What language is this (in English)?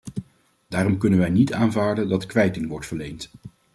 Dutch